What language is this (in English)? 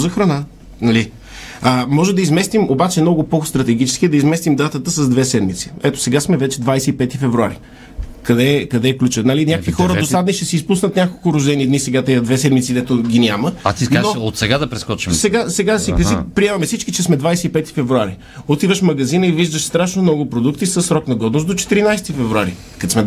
Bulgarian